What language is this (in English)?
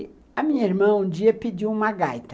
Portuguese